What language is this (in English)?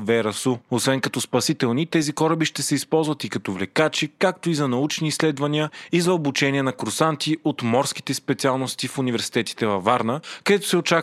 Bulgarian